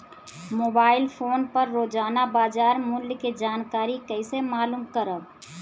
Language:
Bhojpuri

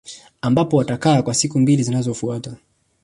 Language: Swahili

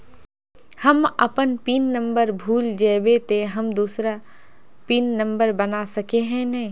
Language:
Magahi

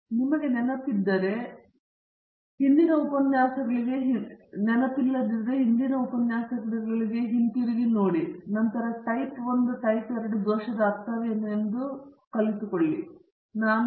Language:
Kannada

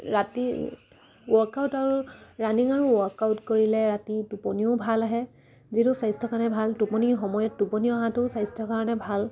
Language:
Assamese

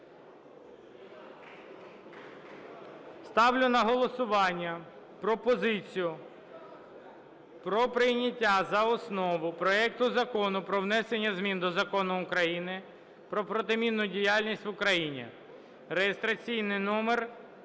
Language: Ukrainian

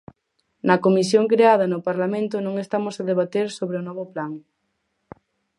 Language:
Galician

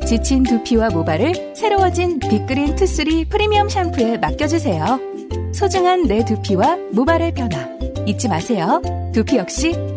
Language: Korean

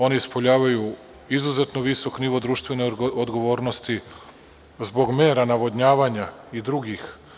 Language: Serbian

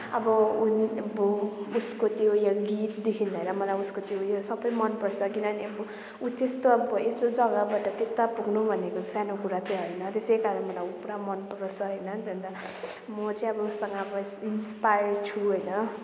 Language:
Nepali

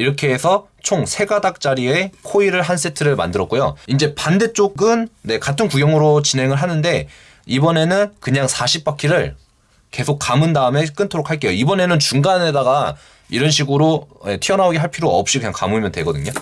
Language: Korean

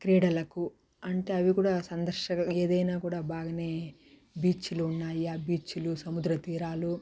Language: Telugu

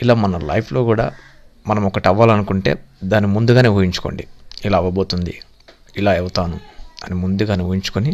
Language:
Telugu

